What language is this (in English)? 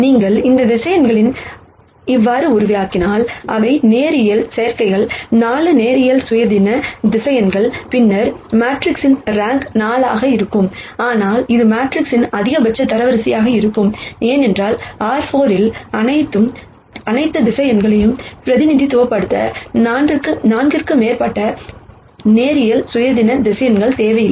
Tamil